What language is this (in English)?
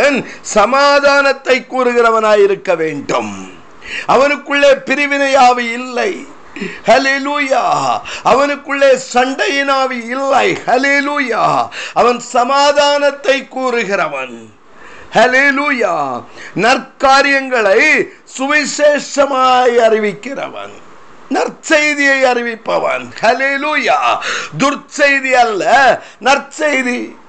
Tamil